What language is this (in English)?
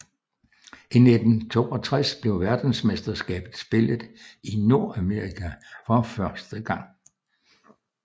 Danish